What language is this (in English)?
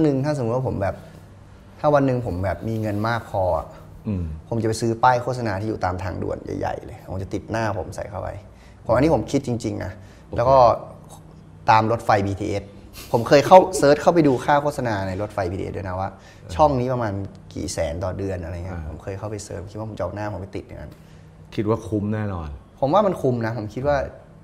Thai